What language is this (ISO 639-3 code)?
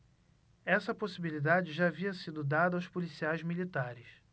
por